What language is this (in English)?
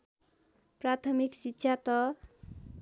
Nepali